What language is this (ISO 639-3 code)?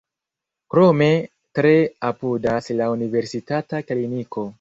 epo